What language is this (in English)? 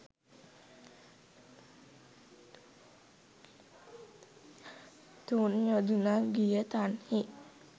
Sinhala